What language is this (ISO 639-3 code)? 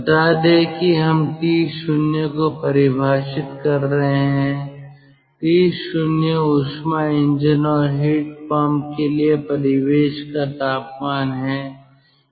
hin